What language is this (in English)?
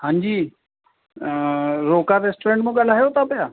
Sindhi